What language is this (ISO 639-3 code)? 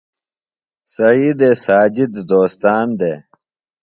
phl